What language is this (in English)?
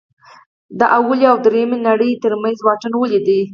Pashto